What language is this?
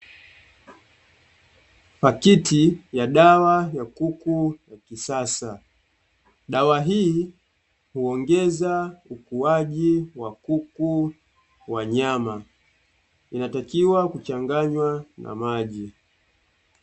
Swahili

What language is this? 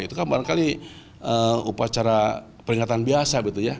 Indonesian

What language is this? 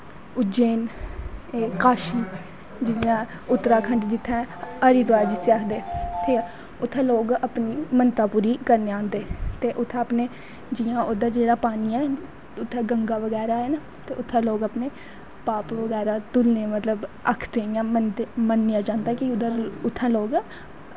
Dogri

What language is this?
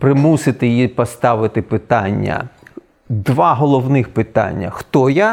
Ukrainian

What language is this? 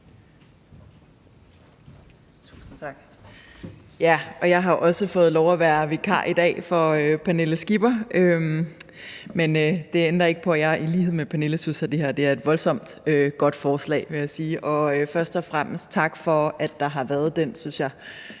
Danish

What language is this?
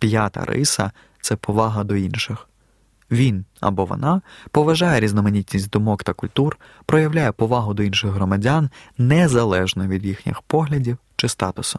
Ukrainian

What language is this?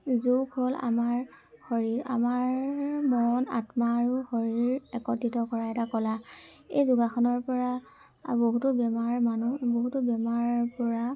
Assamese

